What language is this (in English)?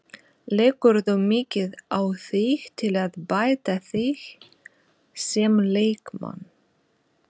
Icelandic